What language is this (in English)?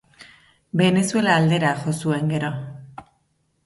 Basque